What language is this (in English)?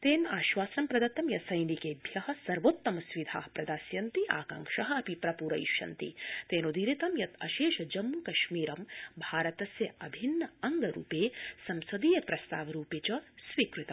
Sanskrit